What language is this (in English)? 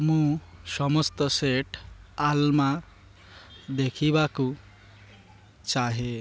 Odia